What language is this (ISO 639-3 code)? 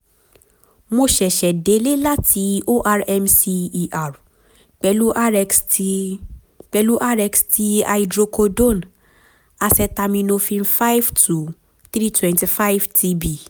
yor